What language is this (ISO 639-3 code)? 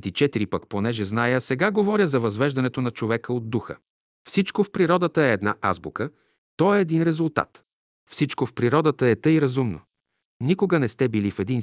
bul